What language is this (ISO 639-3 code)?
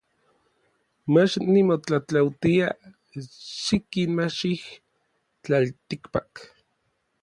nlv